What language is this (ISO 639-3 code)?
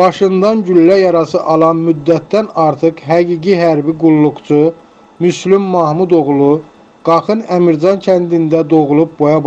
tur